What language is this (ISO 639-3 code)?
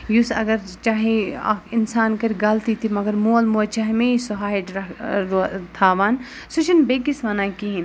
kas